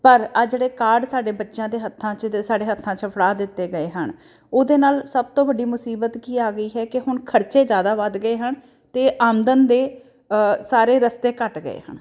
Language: Punjabi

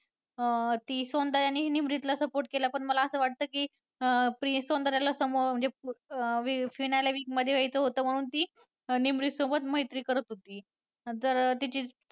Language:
Marathi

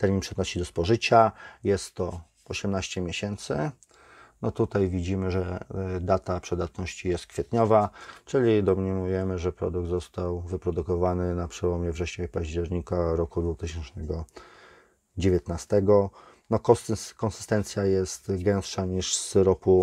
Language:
Polish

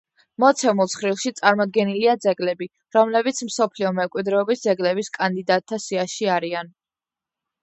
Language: Georgian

